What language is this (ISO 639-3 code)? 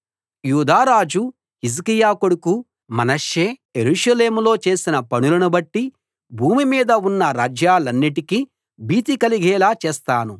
tel